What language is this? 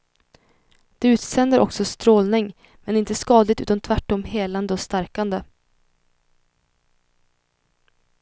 Swedish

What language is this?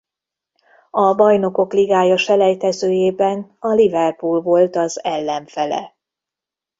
Hungarian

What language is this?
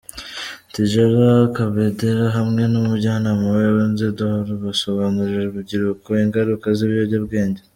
Kinyarwanda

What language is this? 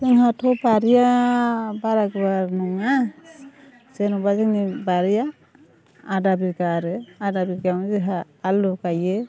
Bodo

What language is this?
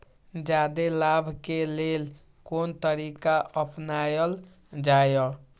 Maithili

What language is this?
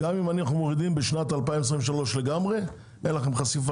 Hebrew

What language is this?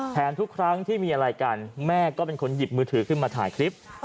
Thai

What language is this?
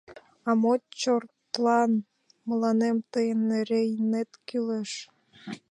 Mari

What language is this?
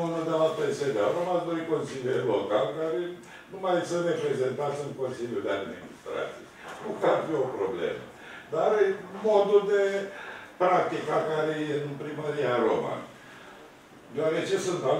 Romanian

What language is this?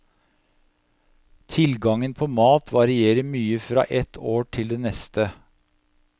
Norwegian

